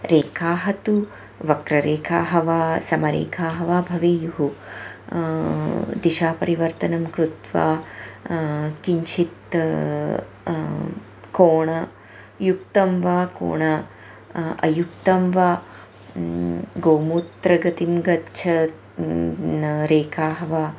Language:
Sanskrit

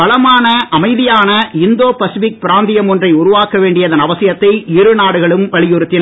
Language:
Tamil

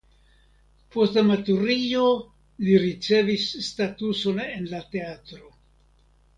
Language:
Esperanto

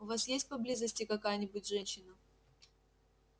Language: Russian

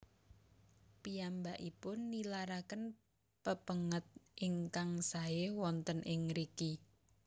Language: Javanese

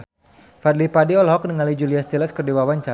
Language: Sundanese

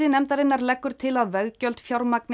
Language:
Icelandic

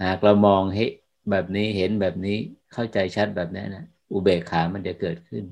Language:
Thai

